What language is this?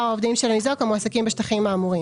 Hebrew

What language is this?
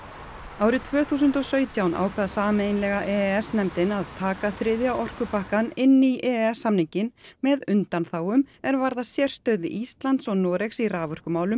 Icelandic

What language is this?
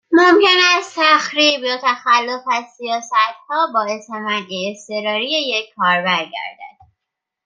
Persian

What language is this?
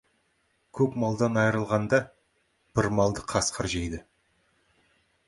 Kazakh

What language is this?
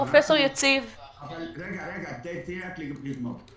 Hebrew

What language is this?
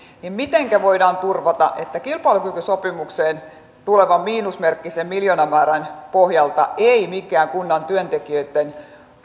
Finnish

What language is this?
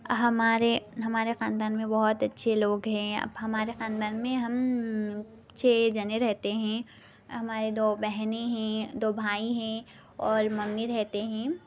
Urdu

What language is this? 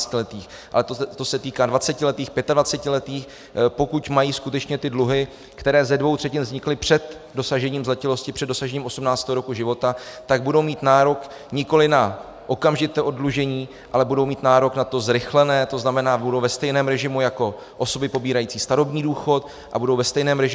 Czech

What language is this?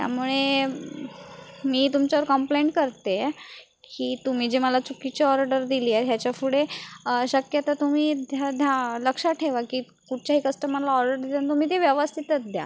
Marathi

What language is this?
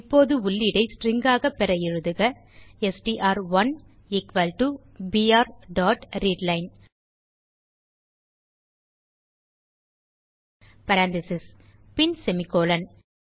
Tamil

